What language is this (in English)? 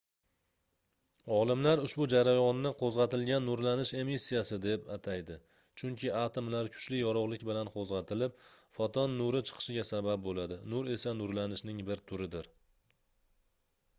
Uzbek